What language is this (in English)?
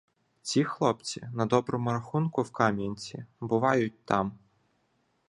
Ukrainian